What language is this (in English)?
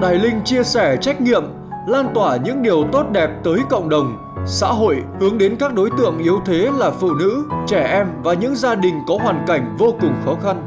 Vietnamese